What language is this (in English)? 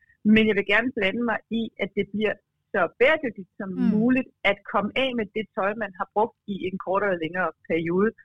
Danish